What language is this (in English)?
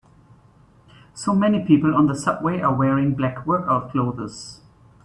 English